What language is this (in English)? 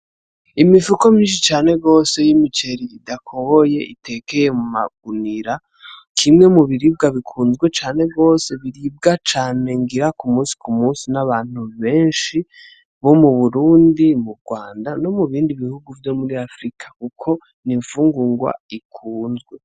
Rundi